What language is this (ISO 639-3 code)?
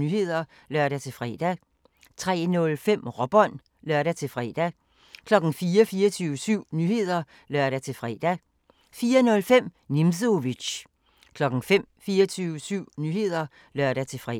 dan